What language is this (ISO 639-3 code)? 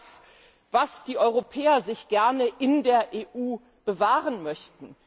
deu